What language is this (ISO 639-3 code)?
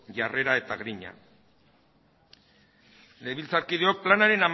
eus